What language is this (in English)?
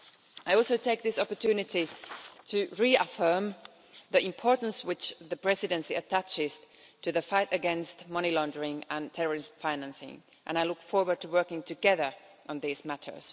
English